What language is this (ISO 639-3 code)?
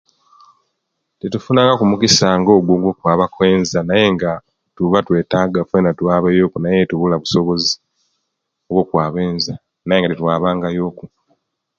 lke